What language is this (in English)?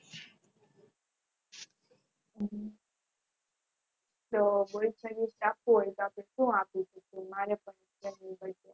Gujarati